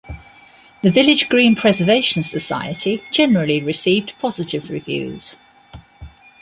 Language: English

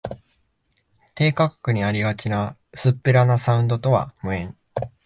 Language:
Japanese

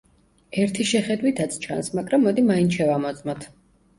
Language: Georgian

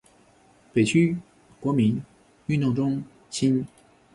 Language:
Chinese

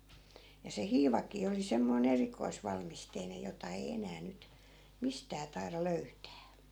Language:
Finnish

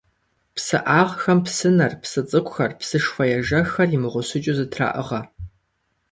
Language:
Kabardian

